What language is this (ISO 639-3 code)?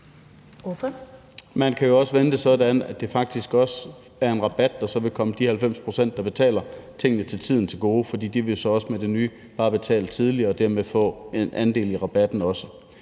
dan